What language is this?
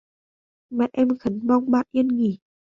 Vietnamese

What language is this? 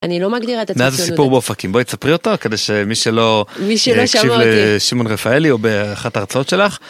Hebrew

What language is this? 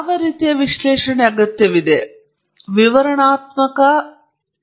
Kannada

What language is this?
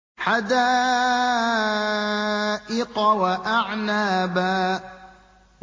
Arabic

